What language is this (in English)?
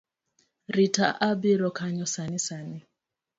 Luo (Kenya and Tanzania)